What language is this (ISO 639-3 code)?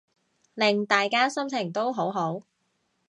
yue